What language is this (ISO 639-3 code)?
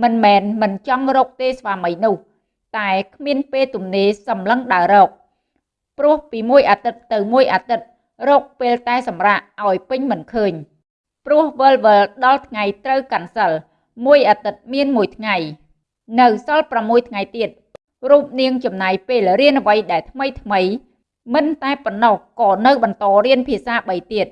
vie